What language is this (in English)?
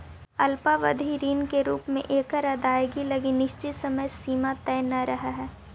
Magahi